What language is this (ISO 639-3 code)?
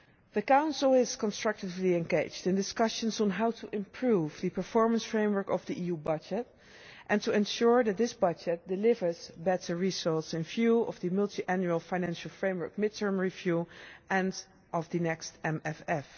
eng